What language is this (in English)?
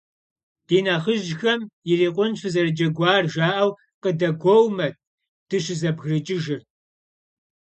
Kabardian